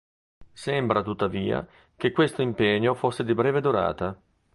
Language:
Italian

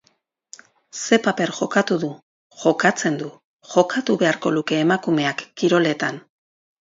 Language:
Basque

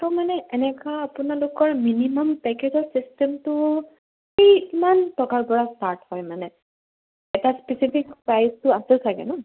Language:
Assamese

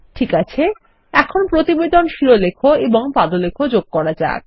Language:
Bangla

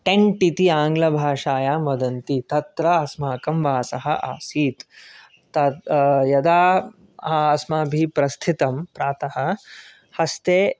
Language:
Sanskrit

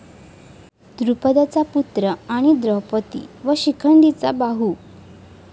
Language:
Marathi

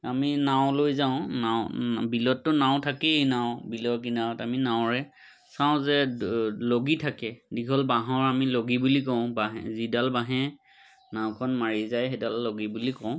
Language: Assamese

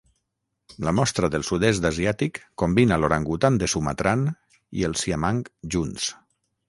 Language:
Catalan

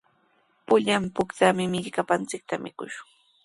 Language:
Sihuas Ancash Quechua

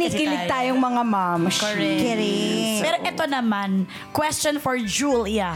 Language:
Filipino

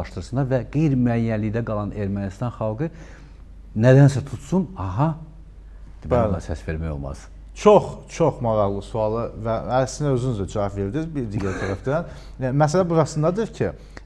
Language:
Turkish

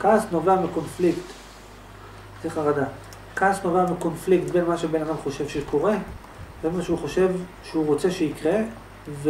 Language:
Hebrew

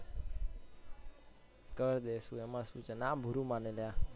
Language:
Gujarati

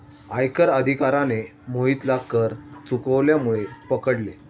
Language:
Marathi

